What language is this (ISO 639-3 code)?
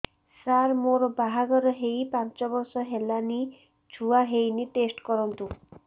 ori